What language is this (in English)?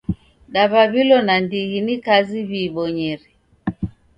Taita